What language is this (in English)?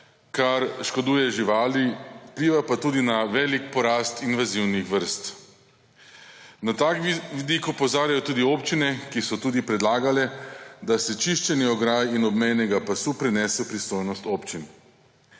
Slovenian